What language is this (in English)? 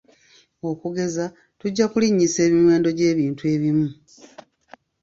Ganda